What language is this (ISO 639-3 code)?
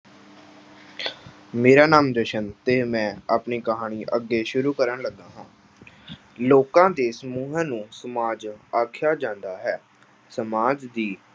pan